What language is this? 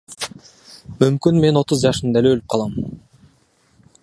Kyrgyz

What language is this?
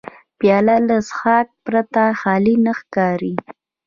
Pashto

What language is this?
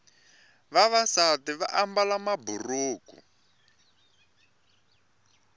Tsonga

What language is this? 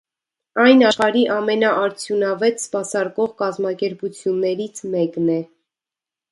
Armenian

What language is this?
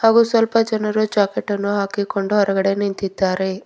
Kannada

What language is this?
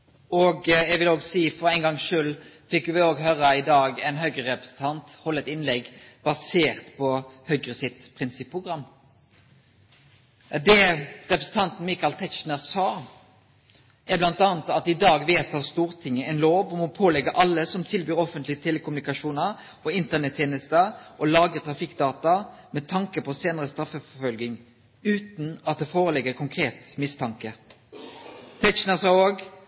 Norwegian Nynorsk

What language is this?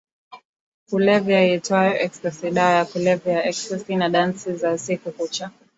Swahili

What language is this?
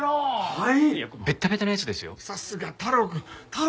Japanese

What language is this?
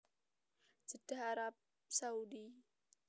Javanese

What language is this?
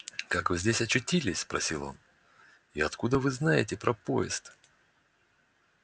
Russian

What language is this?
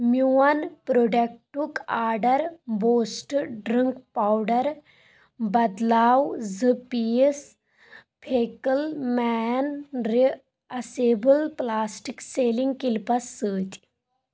Kashmiri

